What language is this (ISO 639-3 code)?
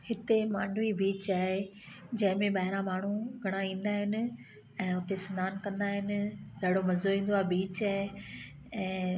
snd